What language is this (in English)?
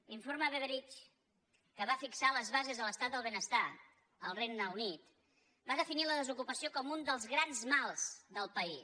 Catalan